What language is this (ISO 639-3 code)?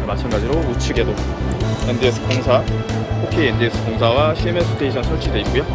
kor